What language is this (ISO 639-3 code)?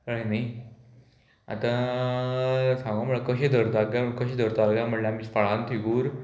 kok